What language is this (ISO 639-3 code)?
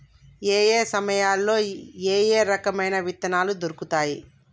tel